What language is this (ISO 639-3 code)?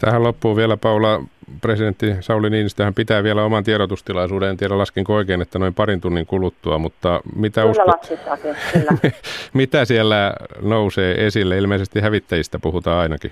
fin